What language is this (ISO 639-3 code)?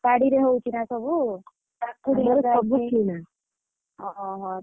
ori